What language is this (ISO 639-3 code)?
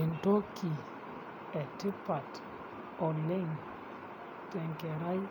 mas